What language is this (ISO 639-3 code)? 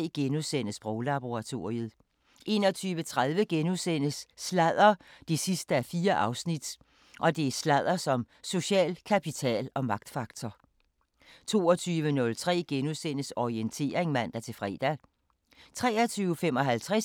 dan